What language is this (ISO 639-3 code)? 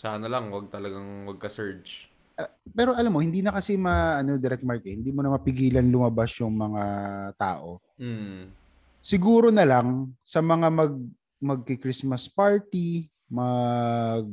fil